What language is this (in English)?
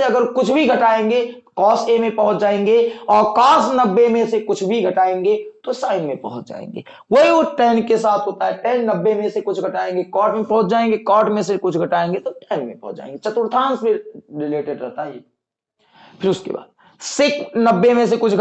Hindi